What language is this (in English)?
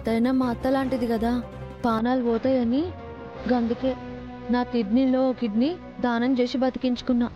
Telugu